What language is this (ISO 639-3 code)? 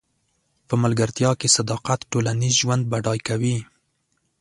pus